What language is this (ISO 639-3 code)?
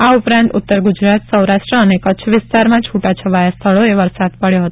guj